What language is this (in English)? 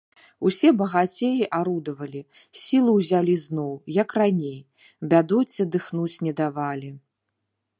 Belarusian